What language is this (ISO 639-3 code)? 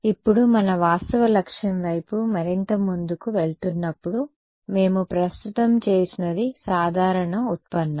tel